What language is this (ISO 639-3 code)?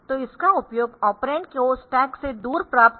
hin